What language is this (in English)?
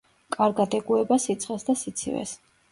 Georgian